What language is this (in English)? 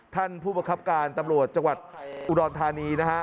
Thai